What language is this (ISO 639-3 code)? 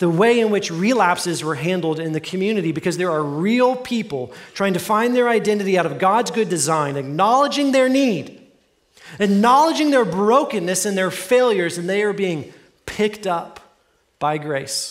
eng